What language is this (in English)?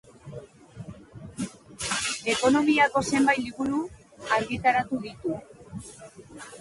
Basque